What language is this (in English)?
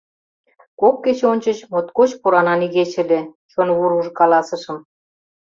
Mari